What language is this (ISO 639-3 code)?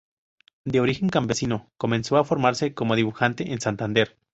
spa